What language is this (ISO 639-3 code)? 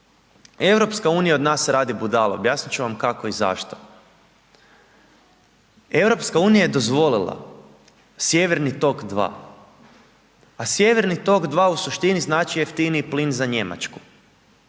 hrv